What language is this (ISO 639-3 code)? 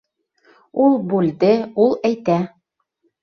bak